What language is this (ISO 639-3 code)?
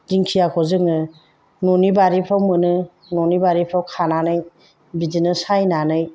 brx